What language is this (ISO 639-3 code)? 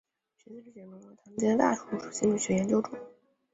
zho